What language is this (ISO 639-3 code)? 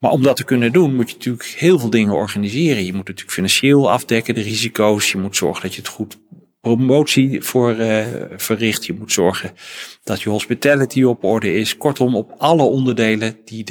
nld